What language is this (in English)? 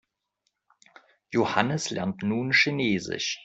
German